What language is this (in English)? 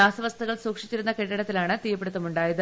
Malayalam